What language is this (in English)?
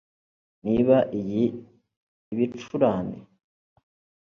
Kinyarwanda